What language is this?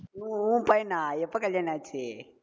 Tamil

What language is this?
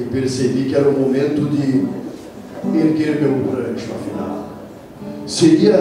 Portuguese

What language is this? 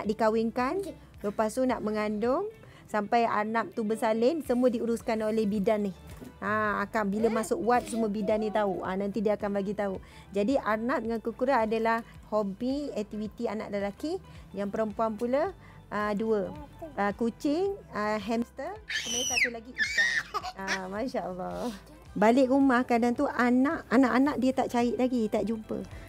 Malay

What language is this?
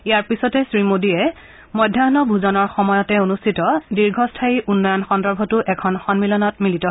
Assamese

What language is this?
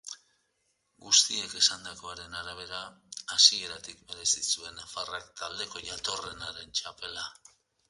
Basque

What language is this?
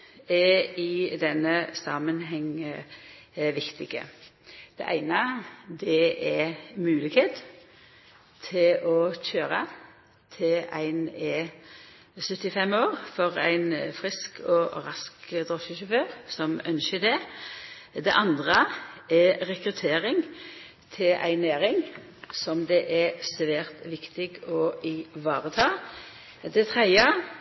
Norwegian Nynorsk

